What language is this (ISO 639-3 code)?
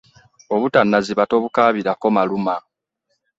lug